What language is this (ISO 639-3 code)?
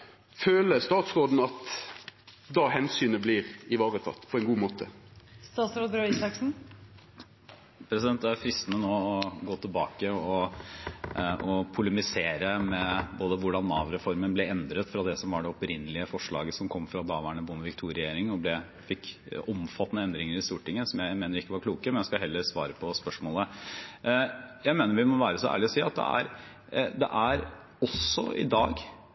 nor